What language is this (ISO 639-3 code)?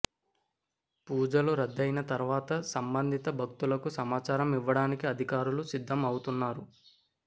tel